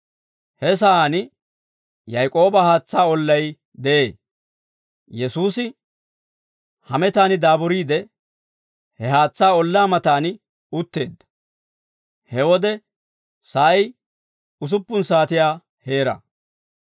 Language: Dawro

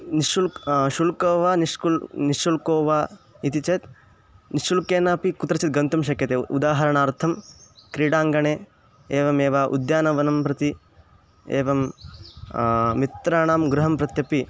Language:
Sanskrit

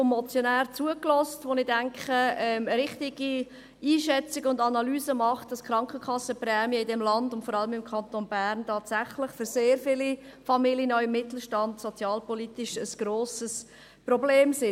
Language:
Swiss German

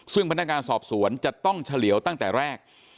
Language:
Thai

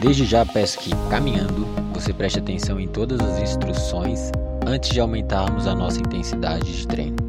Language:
Portuguese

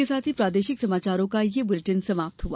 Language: Hindi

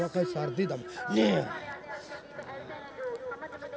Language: Maithili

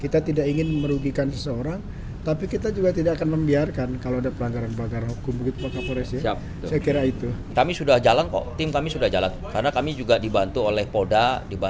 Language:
Indonesian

